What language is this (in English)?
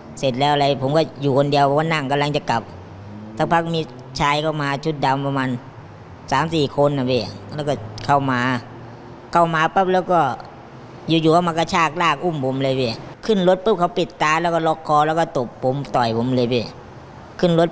Thai